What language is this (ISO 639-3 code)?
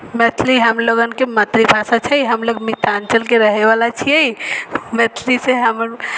mai